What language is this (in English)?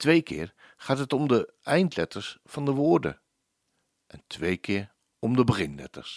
Dutch